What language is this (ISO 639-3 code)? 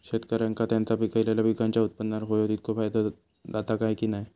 mar